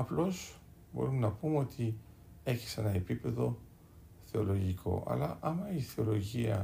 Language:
Greek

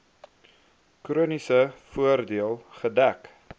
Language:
Afrikaans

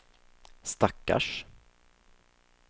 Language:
Swedish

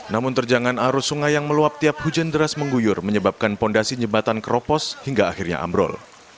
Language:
Indonesian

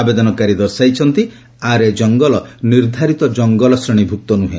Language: Odia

